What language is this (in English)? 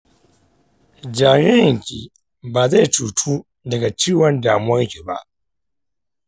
Hausa